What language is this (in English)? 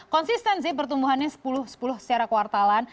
Indonesian